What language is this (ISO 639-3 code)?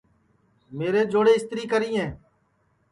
ssi